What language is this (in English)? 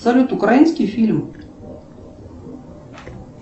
Russian